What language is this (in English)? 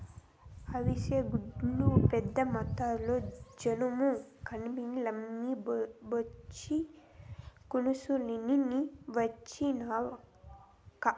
Telugu